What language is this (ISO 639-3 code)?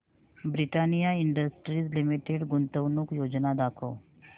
mar